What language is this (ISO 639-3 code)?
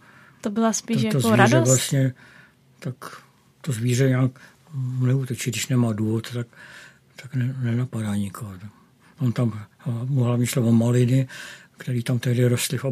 ces